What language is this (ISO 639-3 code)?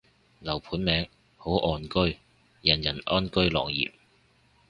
yue